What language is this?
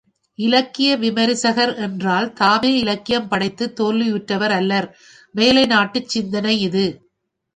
Tamil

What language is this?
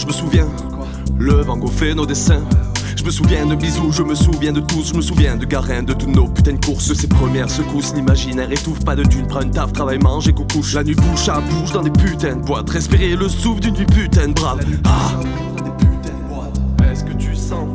French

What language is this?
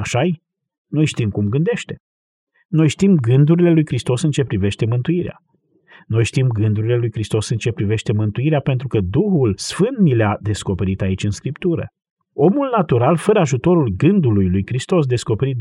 Romanian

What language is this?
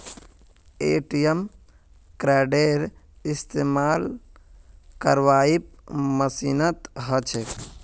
Magahi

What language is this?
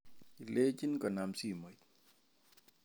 Kalenjin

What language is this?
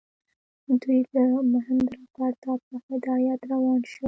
Pashto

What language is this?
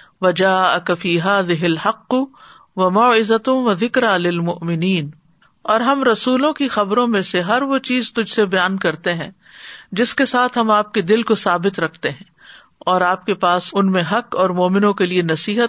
Urdu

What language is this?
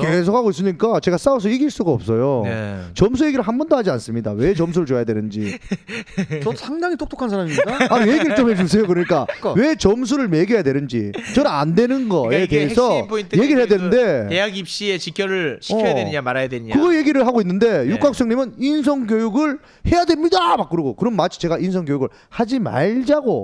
Korean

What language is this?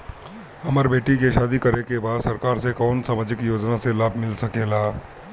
Bhojpuri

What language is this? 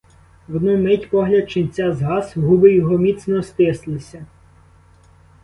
Ukrainian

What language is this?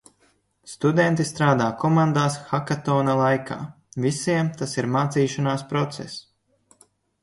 Latvian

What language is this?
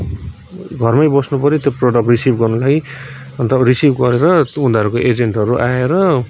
Nepali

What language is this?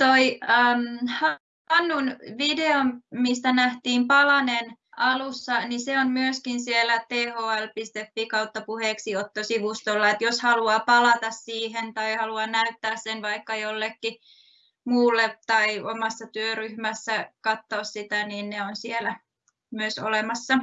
Finnish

